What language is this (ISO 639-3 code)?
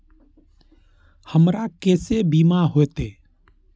mai